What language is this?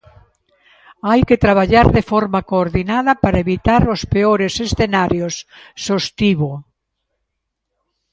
Galician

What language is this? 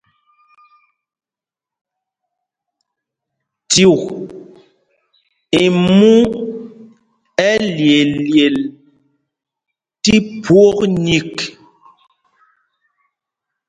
Mpumpong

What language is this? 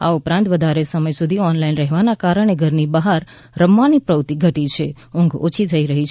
Gujarati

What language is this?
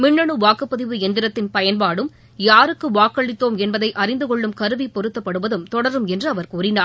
Tamil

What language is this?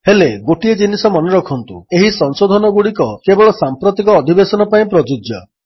Odia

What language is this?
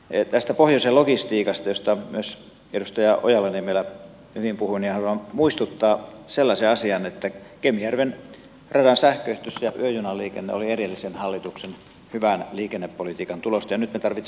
Finnish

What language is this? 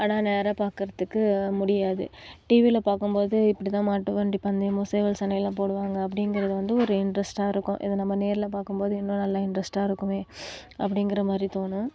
Tamil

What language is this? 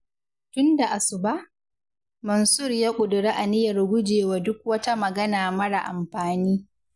Hausa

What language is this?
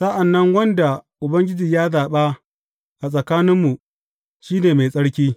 Hausa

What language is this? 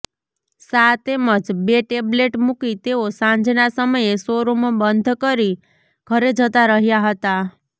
Gujarati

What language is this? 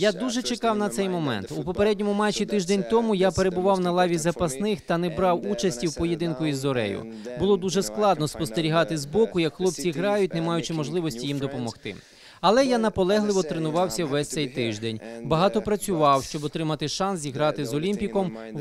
Ukrainian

